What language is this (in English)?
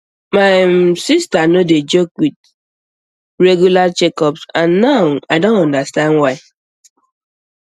Nigerian Pidgin